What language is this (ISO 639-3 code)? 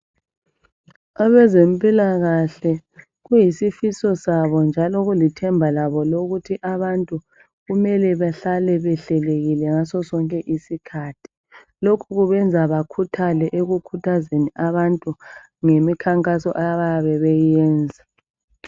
nde